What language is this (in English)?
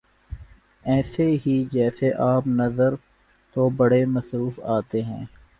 Urdu